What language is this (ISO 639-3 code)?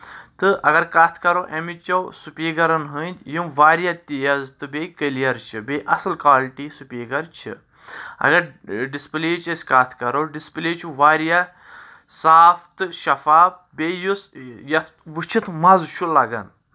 kas